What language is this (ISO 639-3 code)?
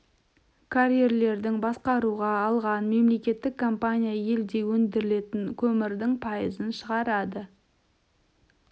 kaz